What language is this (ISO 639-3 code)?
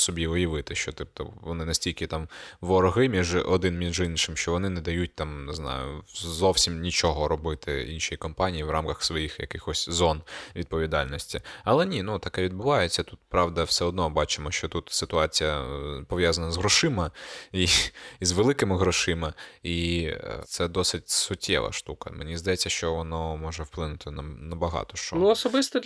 ukr